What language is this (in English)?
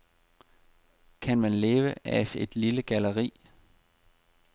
Danish